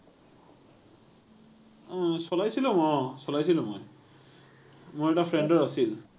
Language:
Assamese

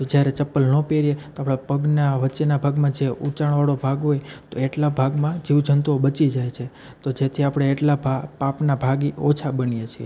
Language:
Gujarati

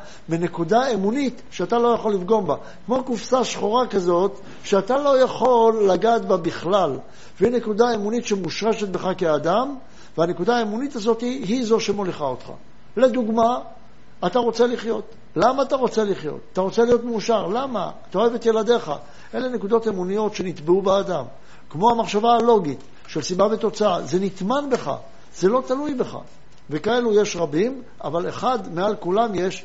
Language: Hebrew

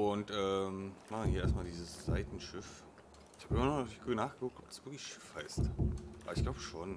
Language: German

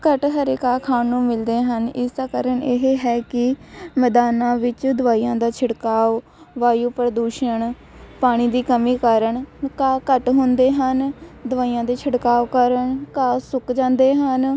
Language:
Punjabi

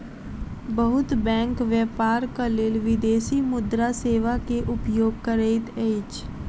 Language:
Maithili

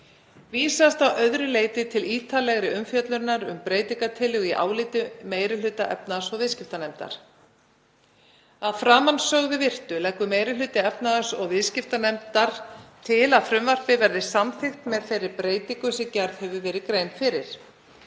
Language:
Icelandic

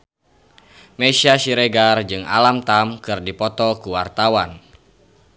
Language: Sundanese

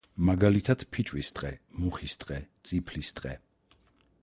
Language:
Georgian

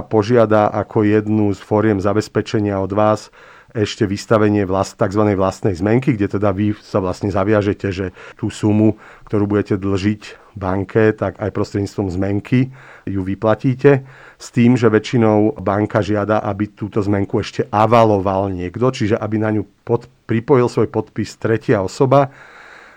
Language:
Slovak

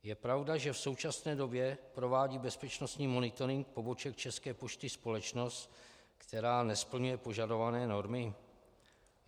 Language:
Czech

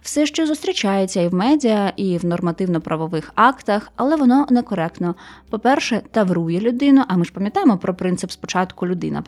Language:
Ukrainian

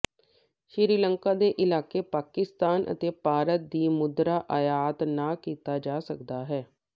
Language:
Punjabi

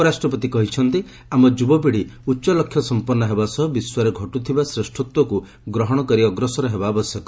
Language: Odia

